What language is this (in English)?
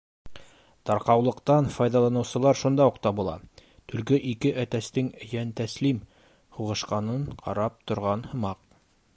Bashkir